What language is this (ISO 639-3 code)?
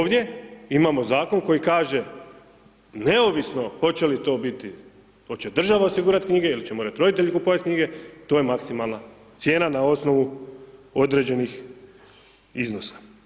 hrv